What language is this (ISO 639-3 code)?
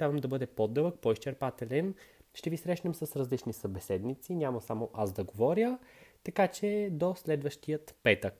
bul